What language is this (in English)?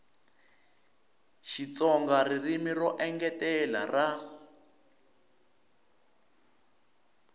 Tsonga